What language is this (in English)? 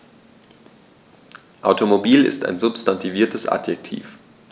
German